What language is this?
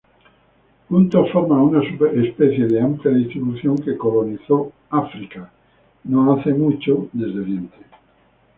Spanish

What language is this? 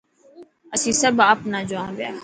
Dhatki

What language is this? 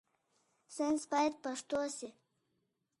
Pashto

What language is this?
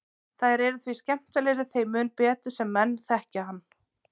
Icelandic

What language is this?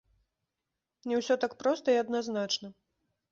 Belarusian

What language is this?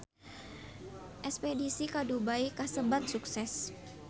Sundanese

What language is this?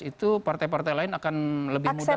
Indonesian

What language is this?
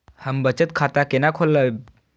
Maithili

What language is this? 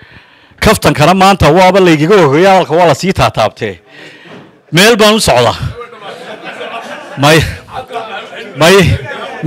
Arabic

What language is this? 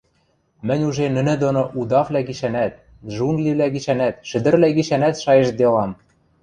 Western Mari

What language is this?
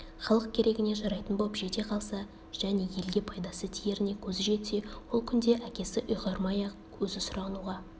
Kazakh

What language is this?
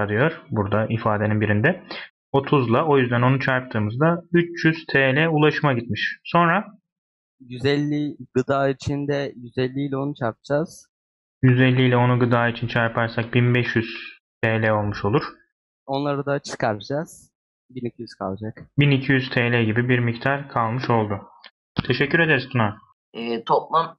Turkish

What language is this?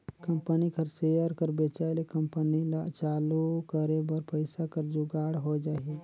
Chhattisgarhi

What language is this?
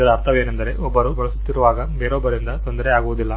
Kannada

